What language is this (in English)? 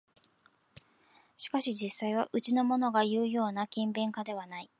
Japanese